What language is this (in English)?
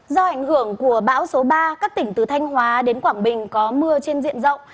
Vietnamese